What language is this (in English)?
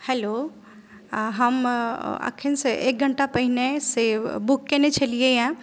Maithili